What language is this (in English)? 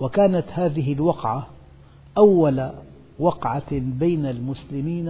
Arabic